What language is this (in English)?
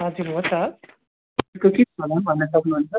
Nepali